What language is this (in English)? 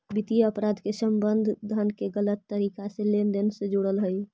Magahi